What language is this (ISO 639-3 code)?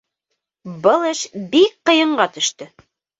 bak